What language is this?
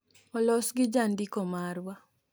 Luo (Kenya and Tanzania)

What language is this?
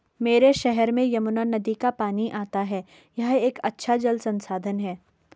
Hindi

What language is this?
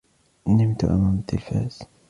Arabic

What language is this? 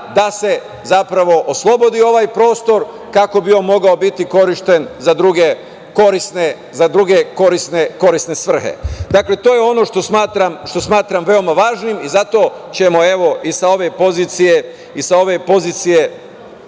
Serbian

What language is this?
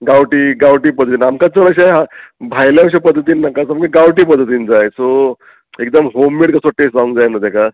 Konkani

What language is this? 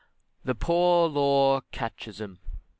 English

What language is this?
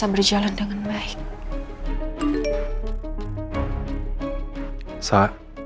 Indonesian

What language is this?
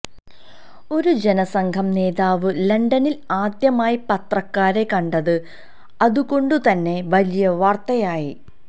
Malayalam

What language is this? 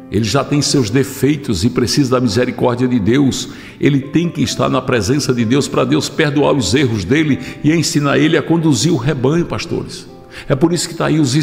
Portuguese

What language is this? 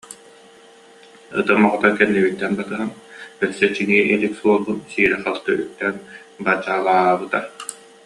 Yakut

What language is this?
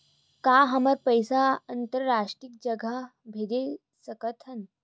Chhattisgarhi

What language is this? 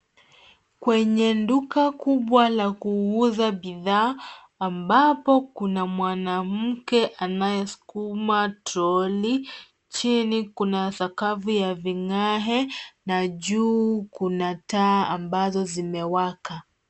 Swahili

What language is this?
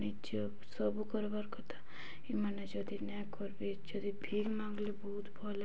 Odia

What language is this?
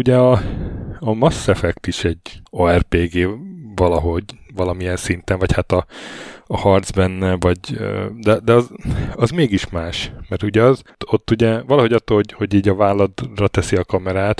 Hungarian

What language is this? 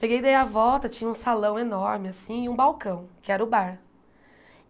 Portuguese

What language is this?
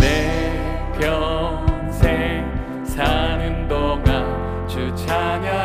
Korean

